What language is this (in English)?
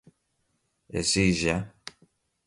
Portuguese